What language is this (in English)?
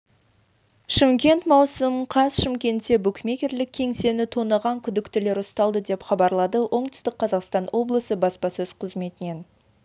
Kazakh